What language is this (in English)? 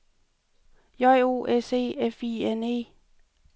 Danish